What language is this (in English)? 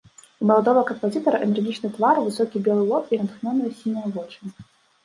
Belarusian